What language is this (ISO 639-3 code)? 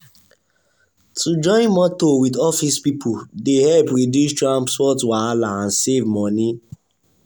pcm